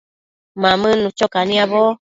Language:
Matsés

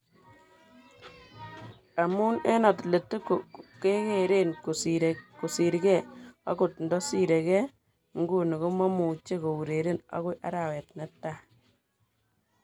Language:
Kalenjin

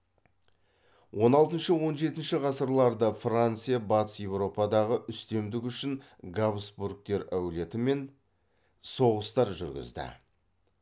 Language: Kazakh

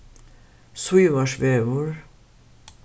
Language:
Faroese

